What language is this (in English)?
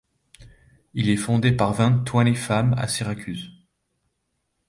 French